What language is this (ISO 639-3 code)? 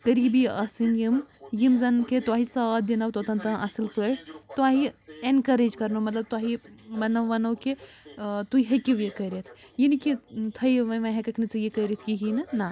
kas